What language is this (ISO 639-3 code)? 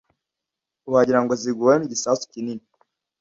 kin